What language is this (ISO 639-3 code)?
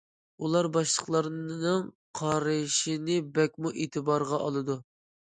uig